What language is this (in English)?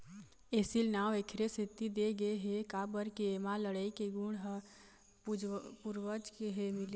Chhattisgarhi